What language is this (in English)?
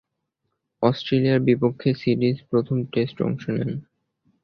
Bangla